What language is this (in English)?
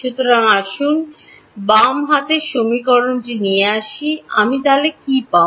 Bangla